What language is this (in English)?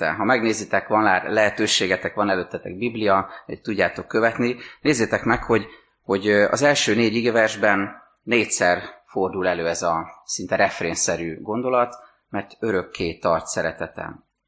Hungarian